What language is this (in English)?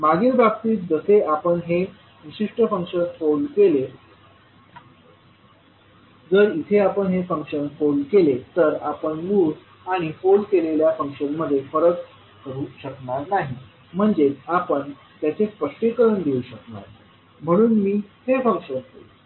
Marathi